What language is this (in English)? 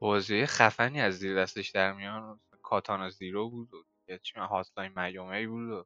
Persian